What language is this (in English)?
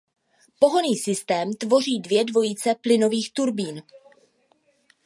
Czech